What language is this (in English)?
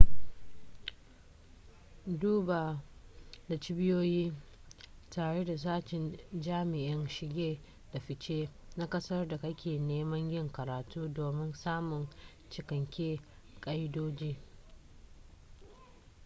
Hausa